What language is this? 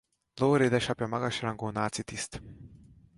Hungarian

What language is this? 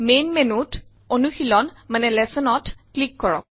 Assamese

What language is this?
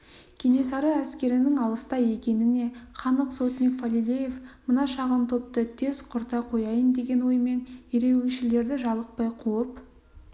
Kazakh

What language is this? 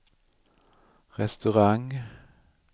Swedish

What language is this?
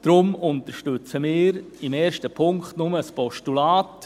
Swiss German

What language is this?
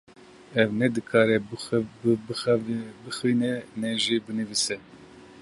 Kurdish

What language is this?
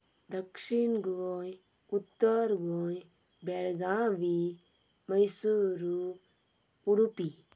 Konkani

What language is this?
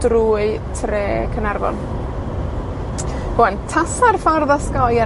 Welsh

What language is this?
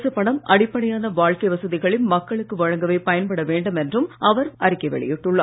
Tamil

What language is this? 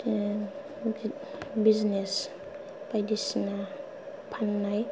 Bodo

